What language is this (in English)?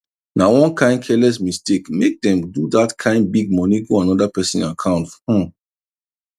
Nigerian Pidgin